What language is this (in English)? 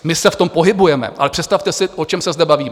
Czech